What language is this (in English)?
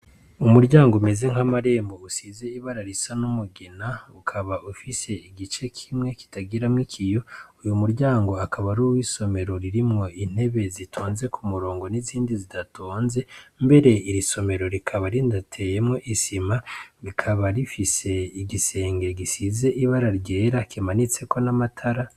Rundi